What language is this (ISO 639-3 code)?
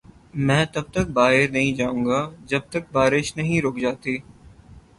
urd